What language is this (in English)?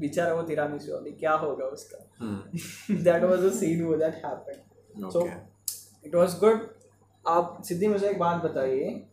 Hindi